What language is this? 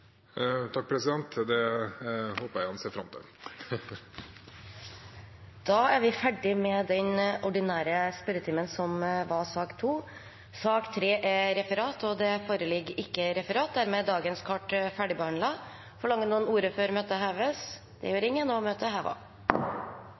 Norwegian Nynorsk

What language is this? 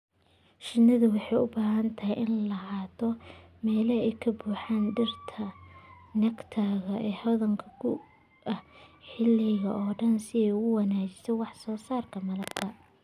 Somali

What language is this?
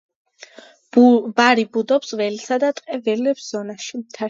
Georgian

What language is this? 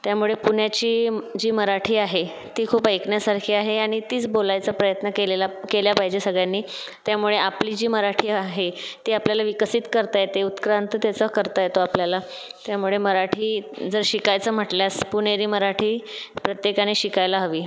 Marathi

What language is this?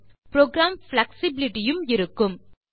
Tamil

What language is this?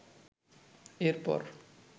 Bangla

